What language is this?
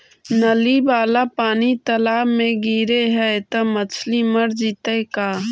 Magahi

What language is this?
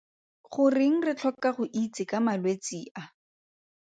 Tswana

